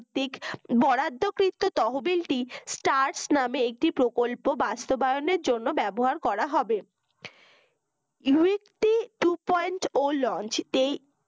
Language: Bangla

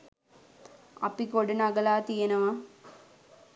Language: Sinhala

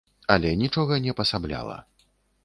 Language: Belarusian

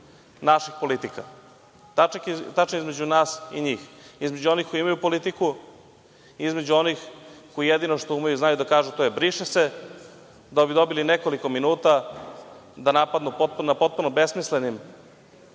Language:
Serbian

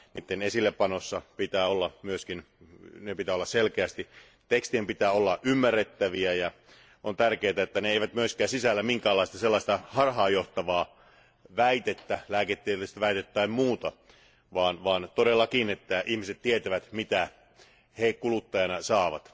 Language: Finnish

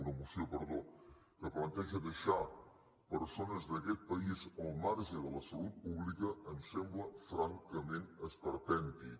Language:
Catalan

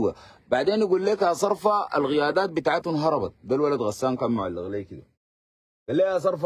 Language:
Arabic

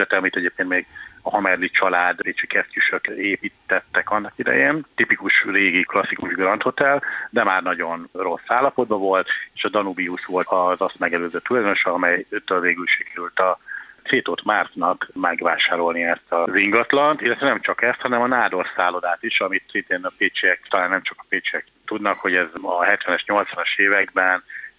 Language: Hungarian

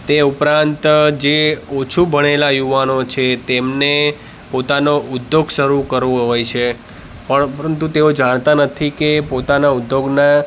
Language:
Gujarati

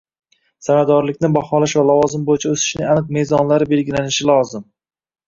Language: Uzbek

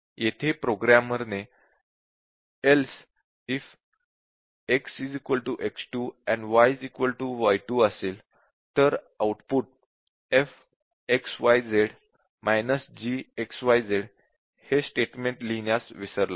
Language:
Marathi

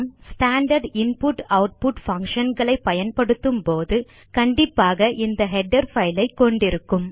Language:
Tamil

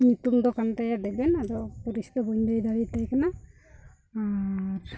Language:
Santali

